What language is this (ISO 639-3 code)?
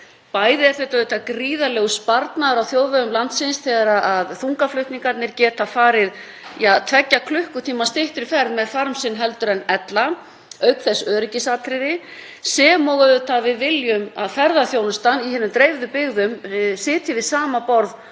isl